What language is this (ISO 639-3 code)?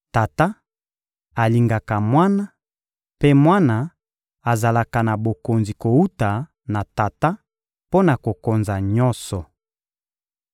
lin